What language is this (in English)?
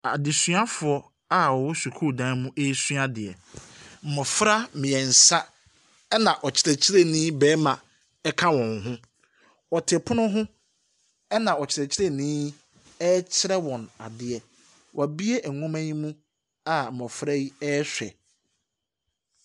Akan